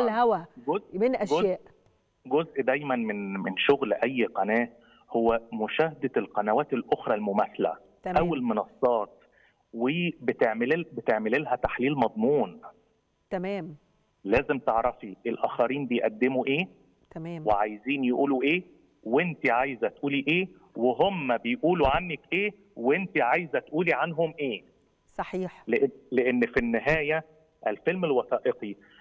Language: Arabic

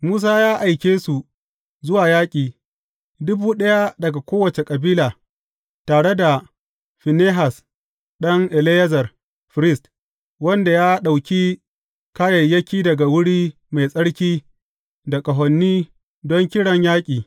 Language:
Hausa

